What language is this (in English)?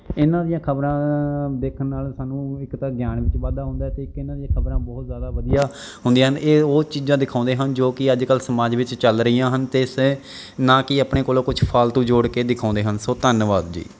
Punjabi